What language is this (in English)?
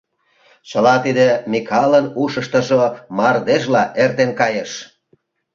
Mari